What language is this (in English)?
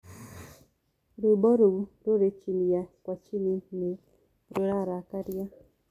Kikuyu